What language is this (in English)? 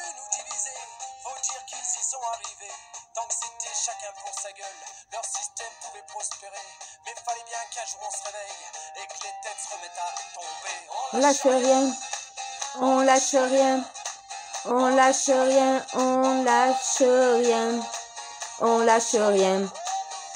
French